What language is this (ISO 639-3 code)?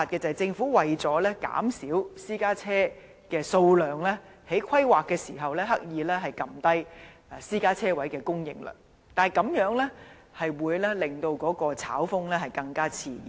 yue